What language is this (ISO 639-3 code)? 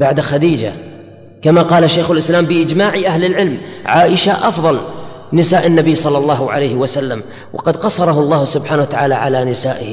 ara